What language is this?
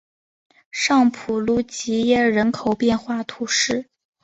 Chinese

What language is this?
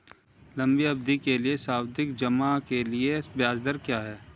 Hindi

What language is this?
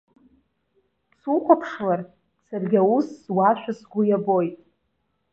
Abkhazian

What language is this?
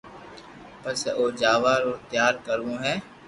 Loarki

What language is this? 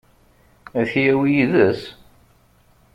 Kabyle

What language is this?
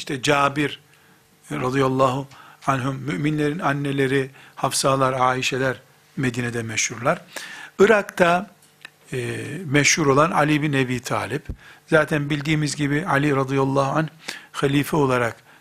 Turkish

